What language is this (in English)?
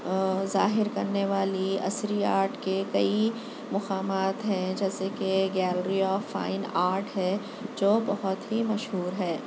Urdu